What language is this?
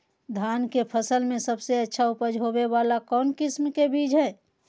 Magahi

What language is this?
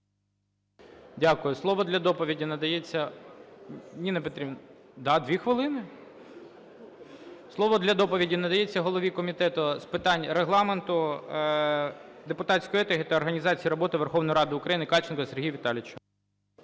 Ukrainian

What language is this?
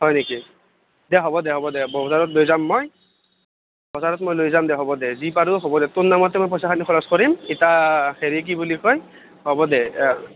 Assamese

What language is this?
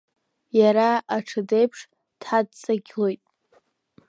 Abkhazian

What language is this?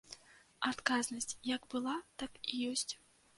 Belarusian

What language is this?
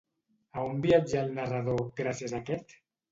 Catalan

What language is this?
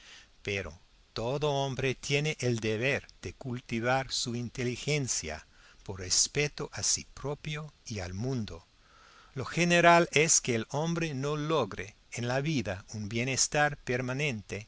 Spanish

